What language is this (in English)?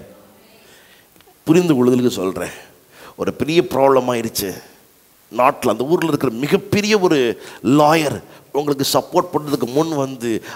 Romanian